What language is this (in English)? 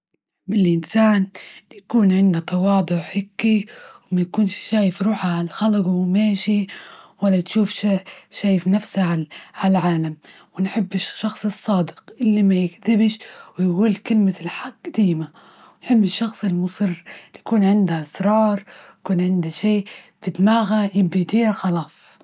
Libyan Arabic